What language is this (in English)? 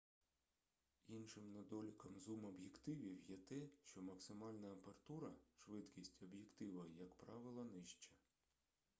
Ukrainian